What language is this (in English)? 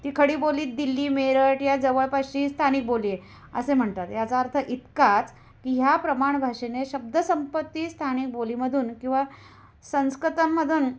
Marathi